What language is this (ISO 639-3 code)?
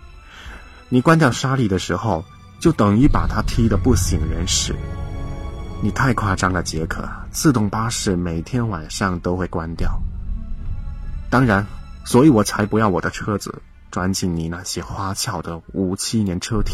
zho